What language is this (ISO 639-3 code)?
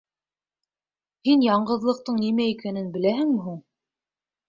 bak